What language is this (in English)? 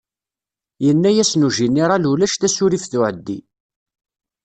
Kabyle